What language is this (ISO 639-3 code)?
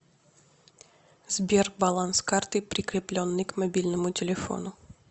rus